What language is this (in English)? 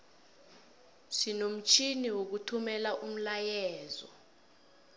South Ndebele